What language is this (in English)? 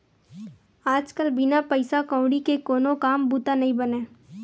Chhattisgarhi